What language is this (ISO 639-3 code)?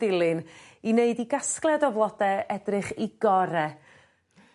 cym